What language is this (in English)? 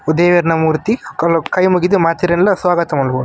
Tulu